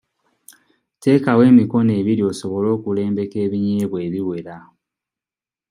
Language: Ganda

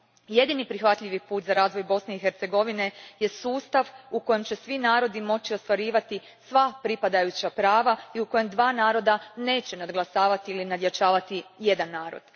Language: Croatian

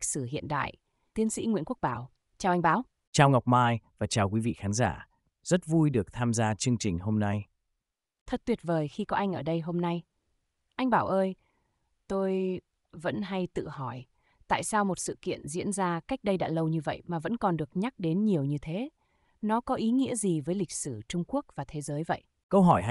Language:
Vietnamese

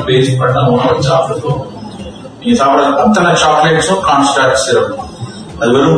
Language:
Tamil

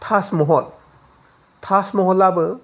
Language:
Bodo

